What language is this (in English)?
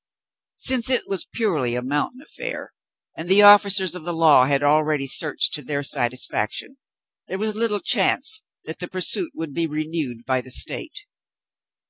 English